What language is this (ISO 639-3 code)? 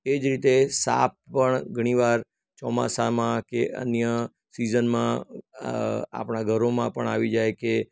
guj